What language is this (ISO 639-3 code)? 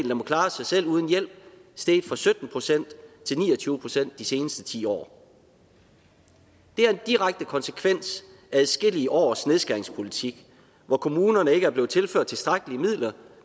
dan